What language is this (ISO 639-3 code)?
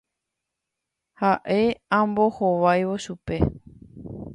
grn